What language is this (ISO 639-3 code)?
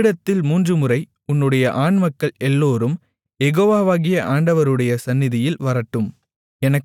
tam